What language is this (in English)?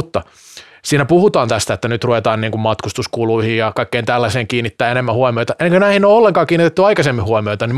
Finnish